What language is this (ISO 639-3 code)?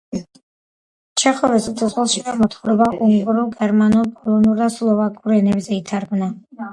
kat